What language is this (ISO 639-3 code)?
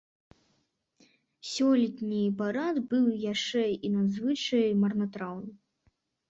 bel